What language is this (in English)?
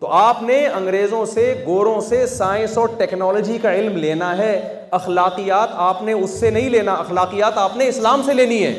Urdu